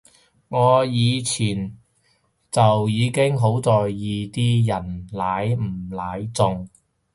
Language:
Cantonese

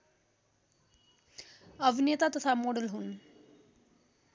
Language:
Nepali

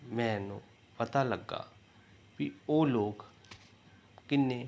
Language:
Punjabi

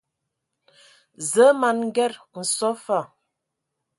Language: Ewondo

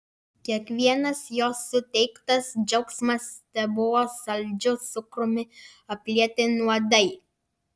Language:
Lithuanian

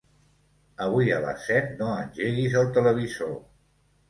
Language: Catalan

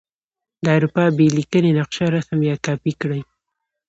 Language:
Pashto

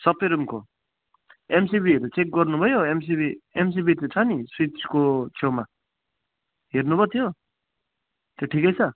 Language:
Nepali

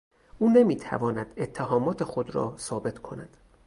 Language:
Persian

